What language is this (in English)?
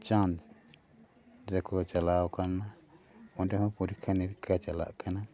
Santali